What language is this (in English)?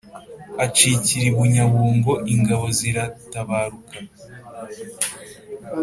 Kinyarwanda